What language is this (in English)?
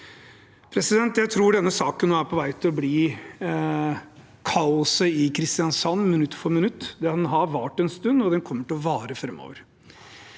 Norwegian